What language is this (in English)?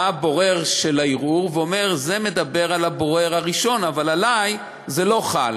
Hebrew